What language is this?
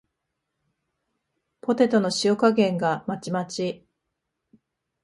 Japanese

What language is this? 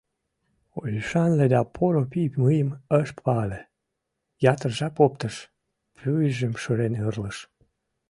Mari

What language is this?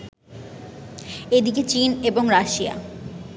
Bangla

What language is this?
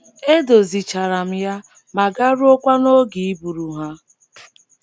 Igbo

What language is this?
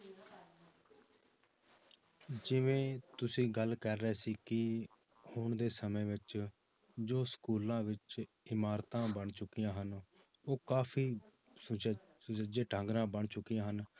Punjabi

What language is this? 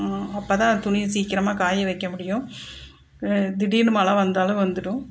Tamil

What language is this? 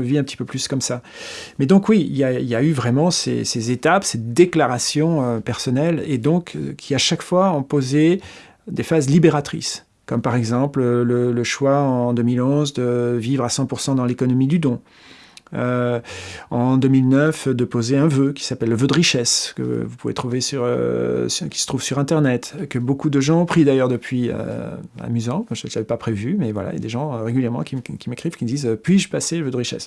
French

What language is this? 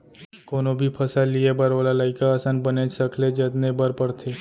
Chhattisgarhi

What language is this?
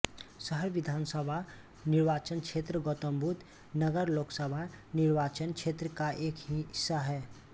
Hindi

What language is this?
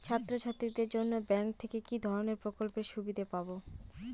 Bangla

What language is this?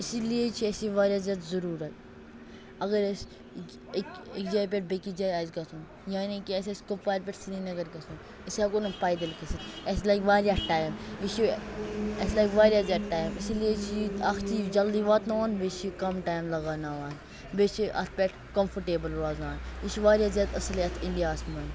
Kashmiri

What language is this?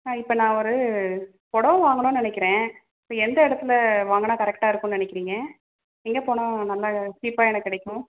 Tamil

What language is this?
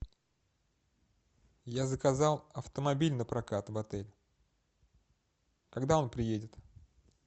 Russian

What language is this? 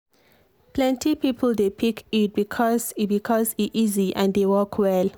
Nigerian Pidgin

